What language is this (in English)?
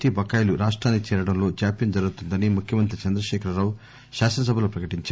Telugu